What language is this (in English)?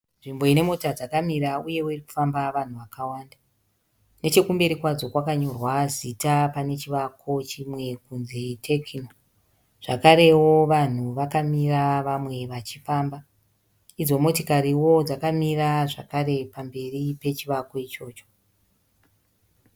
Shona